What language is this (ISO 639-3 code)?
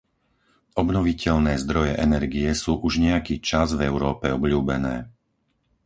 slk